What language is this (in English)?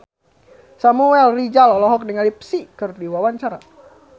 Sundanese